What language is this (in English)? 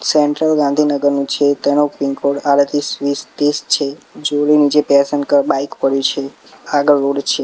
Gujarati